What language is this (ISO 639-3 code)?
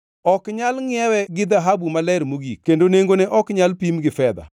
luo